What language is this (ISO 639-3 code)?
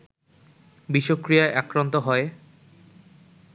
ben